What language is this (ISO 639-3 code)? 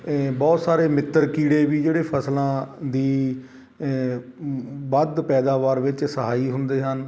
pan